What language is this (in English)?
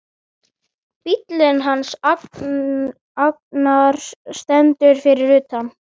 Icelandic